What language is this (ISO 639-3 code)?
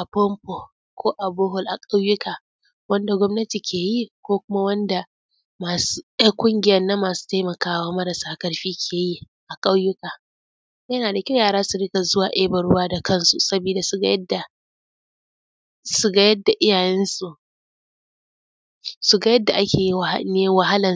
hau